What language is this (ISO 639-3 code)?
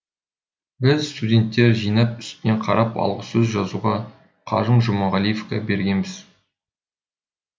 kaz